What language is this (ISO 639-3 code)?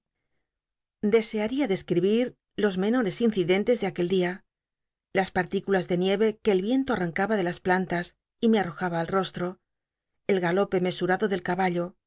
spa